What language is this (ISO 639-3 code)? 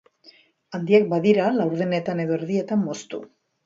eus